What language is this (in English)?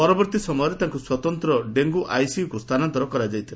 Odia